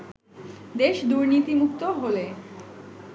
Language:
Bangla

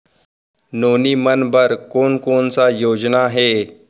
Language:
Chhattisgarhi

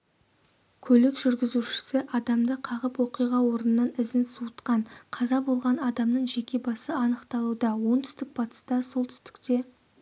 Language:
Kazakh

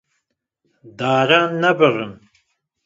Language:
Kurdish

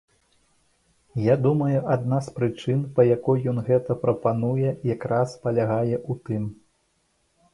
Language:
Belarusian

